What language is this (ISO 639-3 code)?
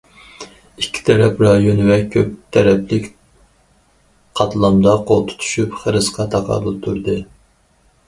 uig